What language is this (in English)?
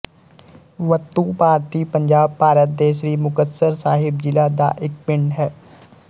Punjabi